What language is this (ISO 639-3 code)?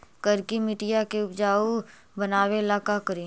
mag